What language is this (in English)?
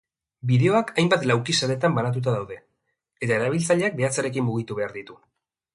Basque